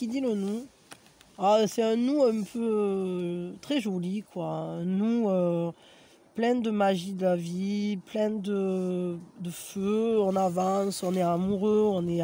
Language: French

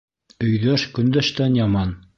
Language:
Bashkir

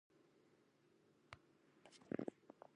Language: English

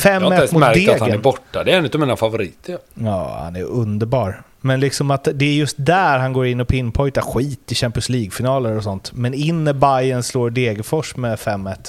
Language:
Swedish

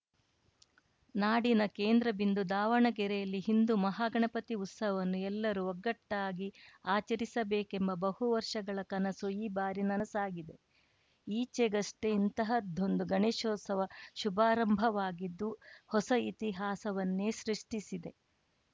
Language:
Kannada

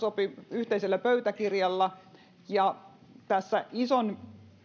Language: Finnish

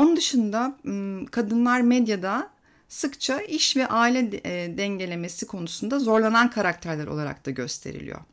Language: Turkish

